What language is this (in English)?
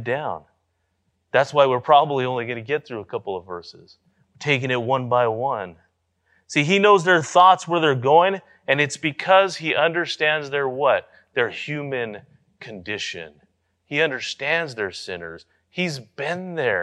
English